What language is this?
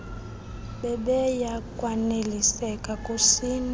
Xhosa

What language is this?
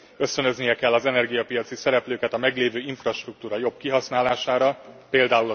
Hungarian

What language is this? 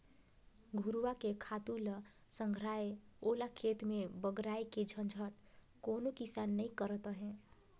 Chhattisgarhi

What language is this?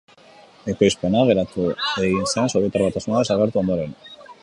Basque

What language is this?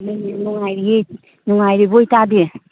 Manipuri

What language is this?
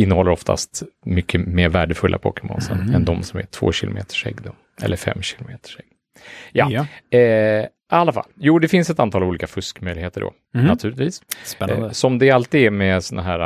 Swedish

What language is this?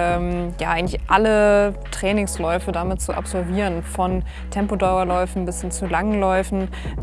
German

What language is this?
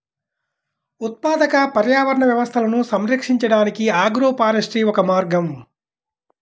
Telugu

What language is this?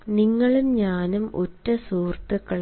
Malayalam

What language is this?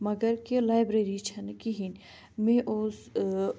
Kashmiri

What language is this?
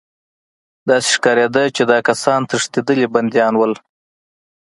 Pashto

